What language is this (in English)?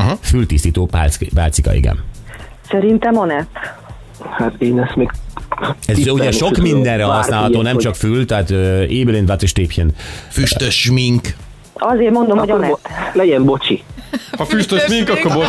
Hungarian